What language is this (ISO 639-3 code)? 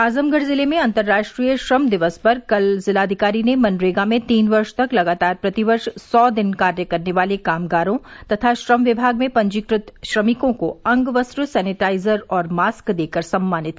hin